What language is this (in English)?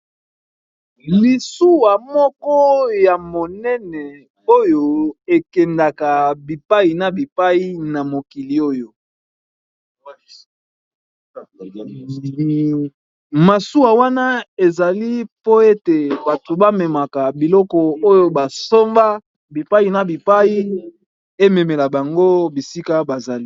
Lingala